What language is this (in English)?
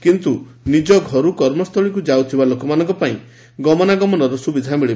Odia